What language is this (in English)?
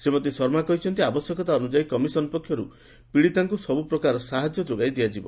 Odia